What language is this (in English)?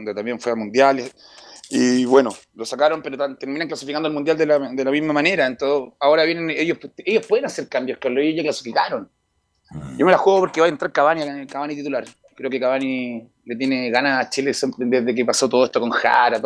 Spanish